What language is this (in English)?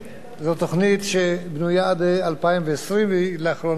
Hebrew